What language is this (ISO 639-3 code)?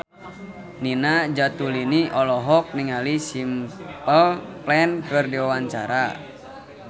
sun